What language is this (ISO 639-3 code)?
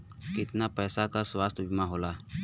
bho